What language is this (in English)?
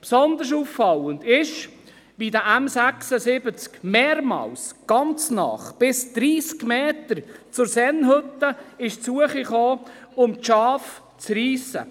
Swiss German